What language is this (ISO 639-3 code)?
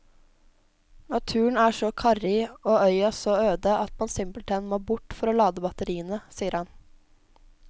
nor